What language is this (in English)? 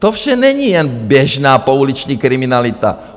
Czech